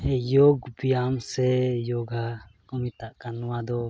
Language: Santali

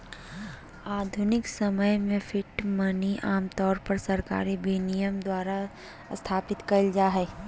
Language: Magahi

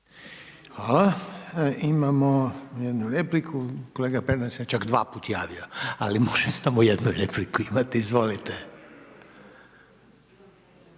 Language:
Croatian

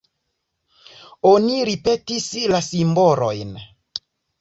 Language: Esperanto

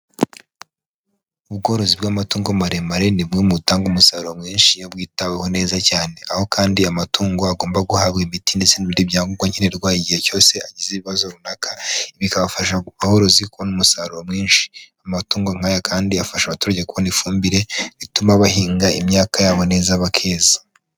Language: Kinyarwanda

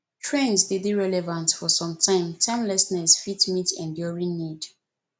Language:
Nigerian Pidgin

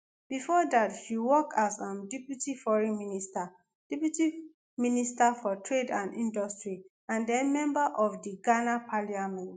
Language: Nigerian Pidgin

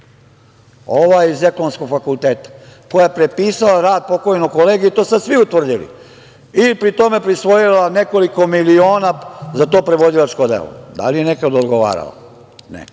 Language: Serbian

